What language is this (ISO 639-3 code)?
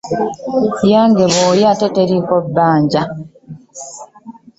lug